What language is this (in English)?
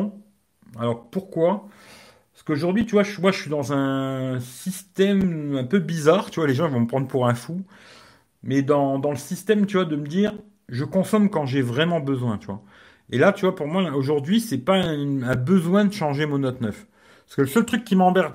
French